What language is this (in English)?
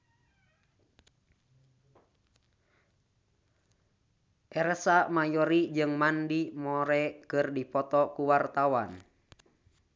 Sundanese